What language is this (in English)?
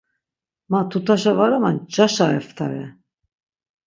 Laz